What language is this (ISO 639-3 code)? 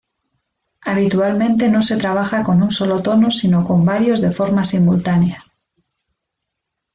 spa